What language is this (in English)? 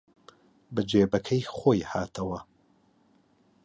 Central Kurdish